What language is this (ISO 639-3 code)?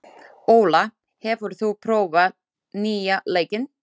isl